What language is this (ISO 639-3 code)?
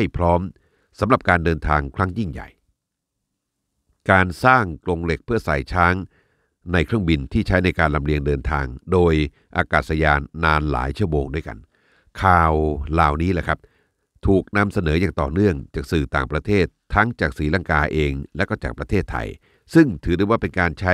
tha